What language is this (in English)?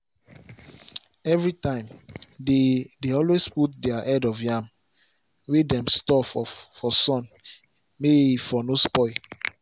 Nigerian Pidgin